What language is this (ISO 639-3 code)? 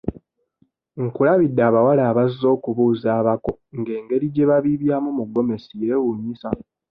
lug